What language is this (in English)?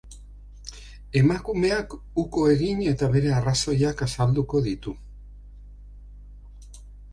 Basque